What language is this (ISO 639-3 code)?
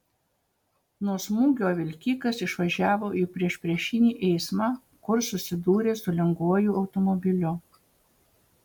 lit